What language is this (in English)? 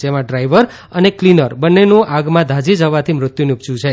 Gujarati